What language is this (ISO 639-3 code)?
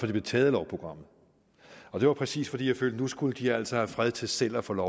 dan